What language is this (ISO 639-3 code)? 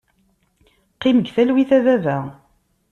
kab